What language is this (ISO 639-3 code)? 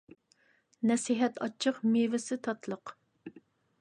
uig